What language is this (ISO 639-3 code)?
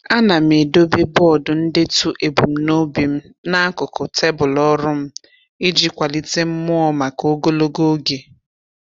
ibo